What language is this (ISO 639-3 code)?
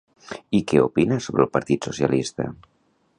cat